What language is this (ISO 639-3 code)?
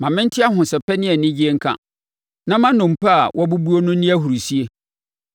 aka